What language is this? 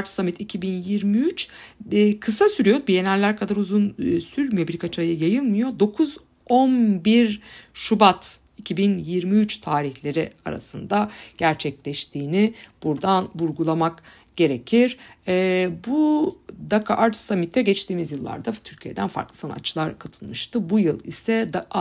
Turkish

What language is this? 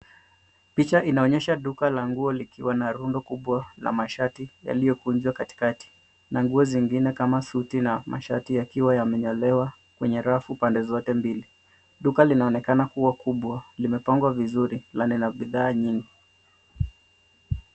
Swahili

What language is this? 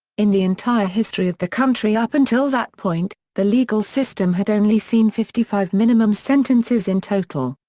English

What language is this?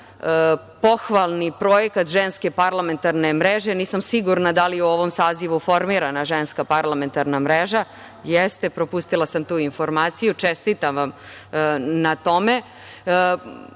Serbian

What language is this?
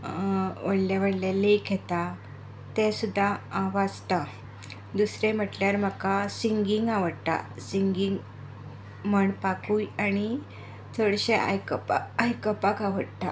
Konkani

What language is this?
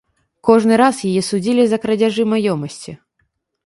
Belarusian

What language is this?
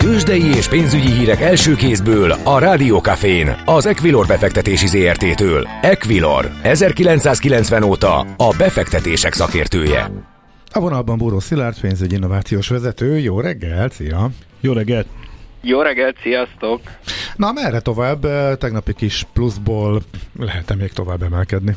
Hungarian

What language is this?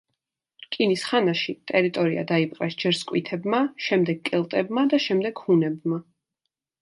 Georgian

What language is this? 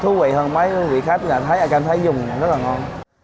Vietnamese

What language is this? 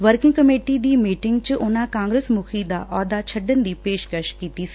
Punjabi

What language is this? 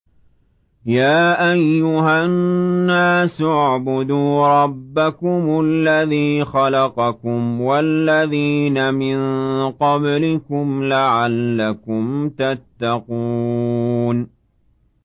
Arabic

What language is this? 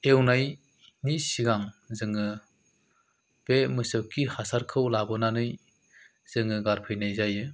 Bodo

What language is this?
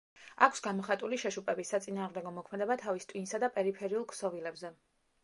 Georgian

